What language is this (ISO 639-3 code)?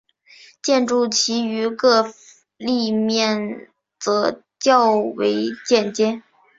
zho